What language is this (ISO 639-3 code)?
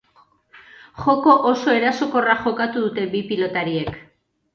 eus